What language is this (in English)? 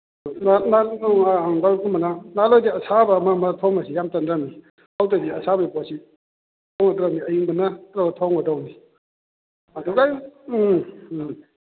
Manipuri